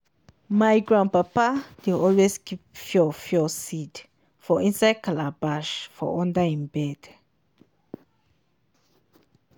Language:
Nigerian Pidgin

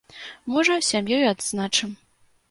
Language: Belarusian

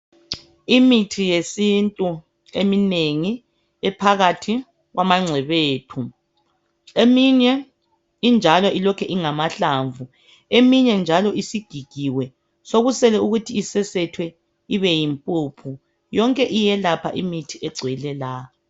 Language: North Ndebele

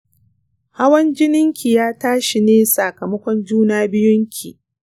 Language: Hausa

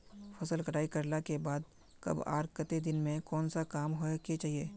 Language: Magahi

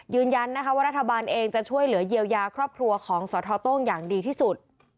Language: Thai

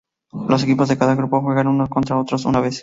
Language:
Spanish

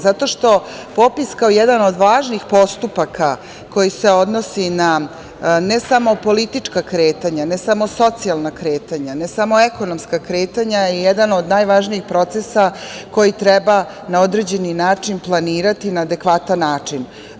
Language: Serbian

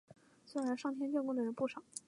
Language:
Chinese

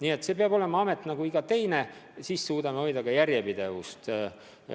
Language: Estonian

